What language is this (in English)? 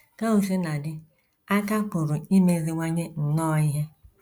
Igbo